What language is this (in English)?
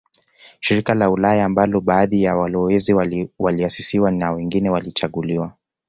Swahili